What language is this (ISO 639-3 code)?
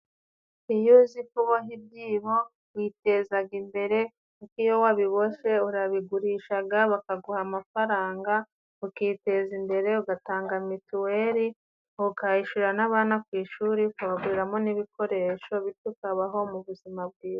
kin